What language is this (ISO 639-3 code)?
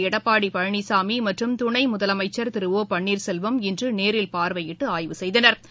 tam